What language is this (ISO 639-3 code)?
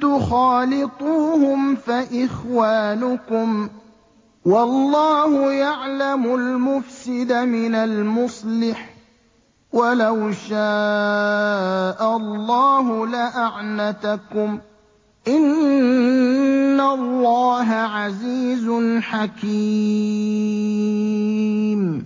ara